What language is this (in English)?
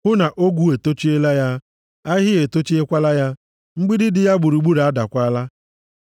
Igbo